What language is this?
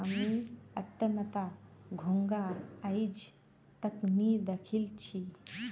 Magahi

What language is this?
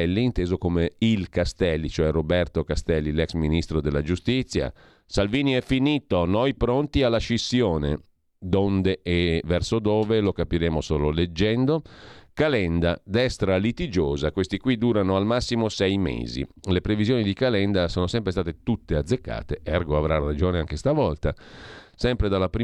Italian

